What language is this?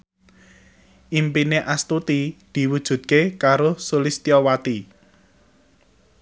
Javanese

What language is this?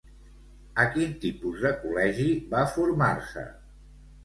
Catalan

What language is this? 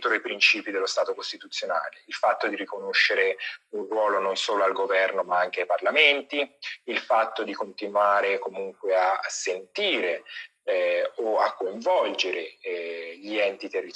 Italian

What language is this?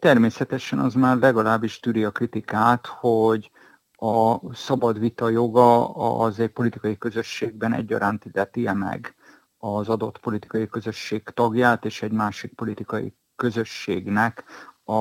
Hungarian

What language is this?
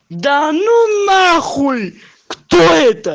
Russian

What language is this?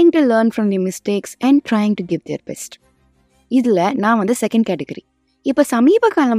Tamil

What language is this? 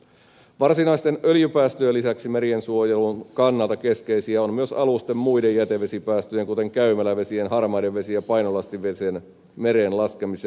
Finnish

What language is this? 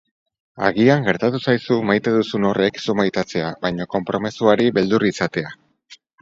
Basque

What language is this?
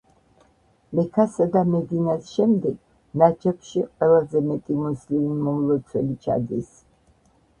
Georgian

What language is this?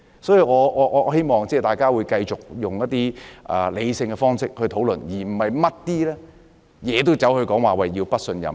Cantonese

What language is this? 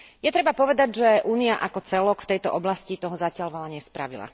Slovak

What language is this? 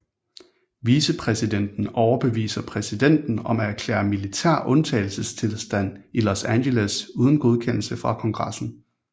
Danish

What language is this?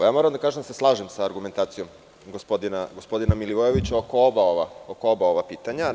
Serbian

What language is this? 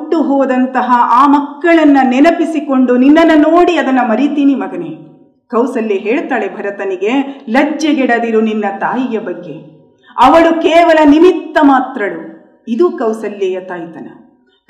Kannada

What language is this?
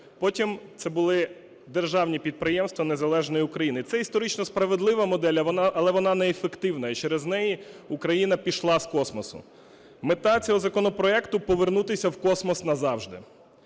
Ukrainian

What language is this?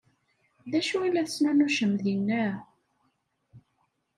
Kabyle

